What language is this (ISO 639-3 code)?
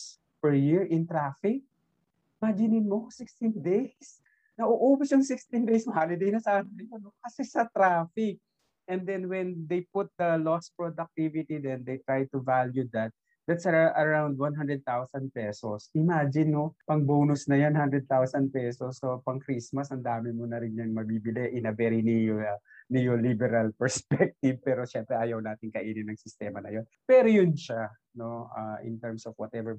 fil